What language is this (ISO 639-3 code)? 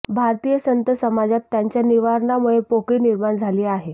mar